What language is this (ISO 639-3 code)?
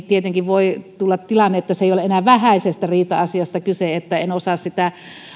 fin